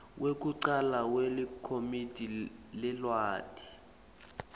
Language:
Swati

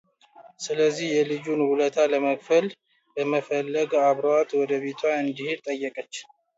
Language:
Amharic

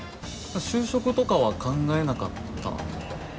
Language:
Japanese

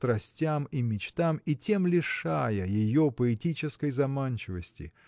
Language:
Russian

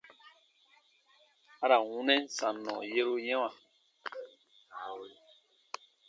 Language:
Baatonum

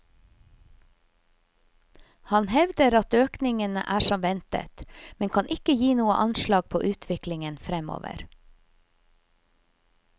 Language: Norwegian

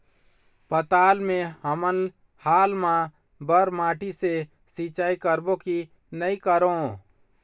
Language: Chhattisgarhi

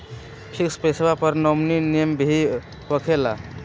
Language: Magahi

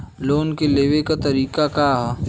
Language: Bhojpuri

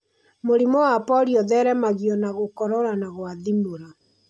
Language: Kikuyu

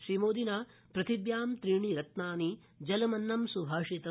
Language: Sanskrit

